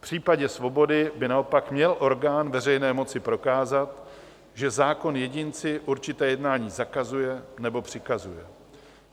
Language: Czech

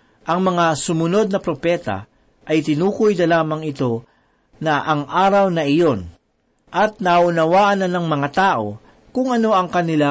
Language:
Filipino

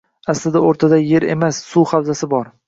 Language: Uzbek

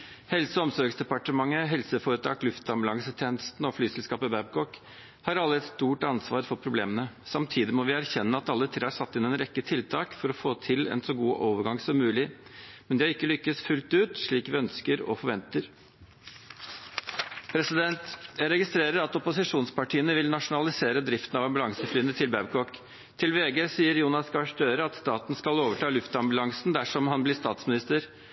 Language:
Norwegian Bokmål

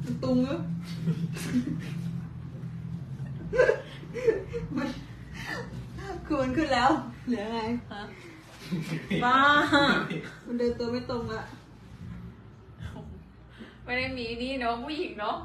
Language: Thai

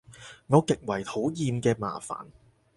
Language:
Cantonese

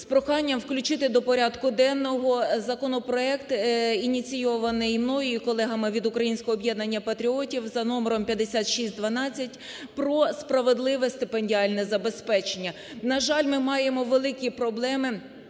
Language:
Ukrainian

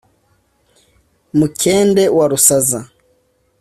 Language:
Kinyarwanda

